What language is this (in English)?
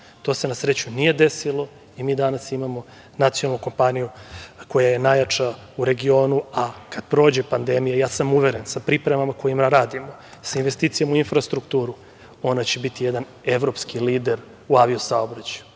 Serbian